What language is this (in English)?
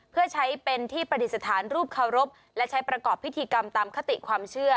Thai